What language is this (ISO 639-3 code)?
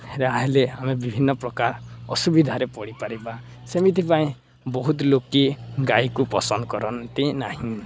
ori